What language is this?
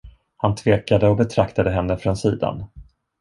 Swedish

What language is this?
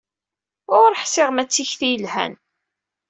Kabyle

